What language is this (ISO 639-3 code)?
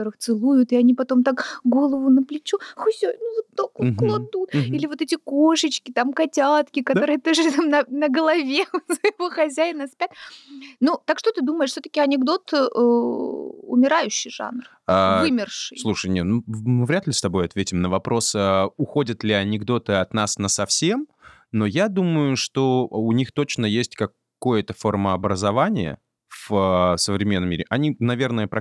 rus